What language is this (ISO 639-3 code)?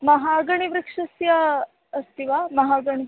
san